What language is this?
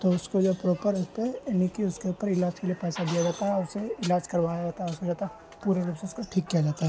Urdu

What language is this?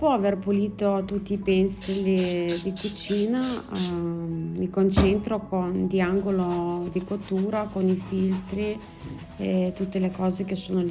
Italian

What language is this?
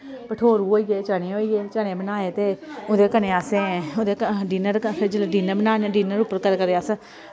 Dogri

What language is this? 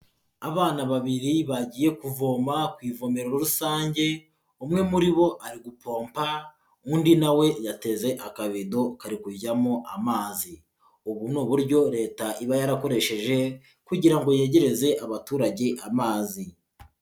Kinyarwanda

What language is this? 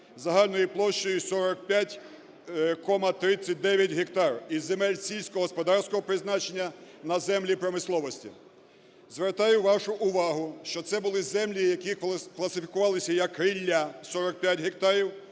Ukrainian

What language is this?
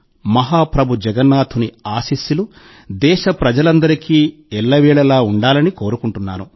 Telugu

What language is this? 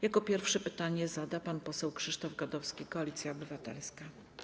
Polish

